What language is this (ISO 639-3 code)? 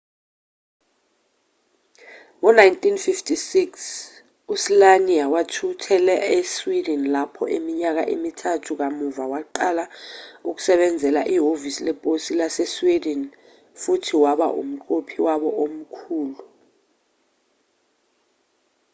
zul